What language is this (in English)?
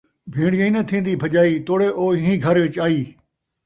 Saraiki